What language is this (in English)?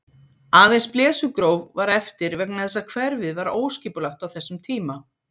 Icelandic